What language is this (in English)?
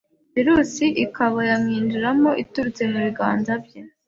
Kinyarwanda